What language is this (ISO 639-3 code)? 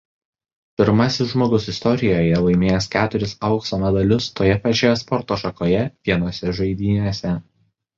lit